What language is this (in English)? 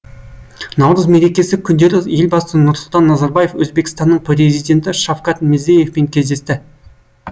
Kazakh